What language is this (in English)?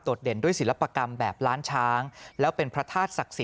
Thai